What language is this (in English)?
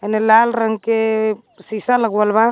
Magahi